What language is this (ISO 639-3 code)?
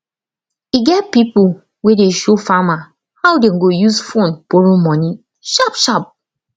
pcm